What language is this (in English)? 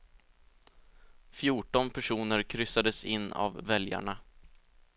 Swedish